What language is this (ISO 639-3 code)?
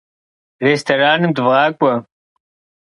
kbd